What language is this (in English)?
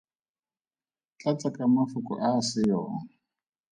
Tswana